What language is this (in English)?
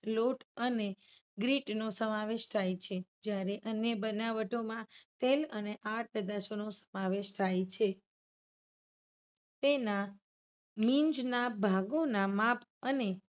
Gujarati